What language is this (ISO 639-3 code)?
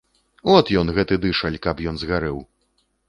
bel